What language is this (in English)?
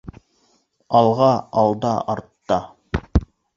Bashkir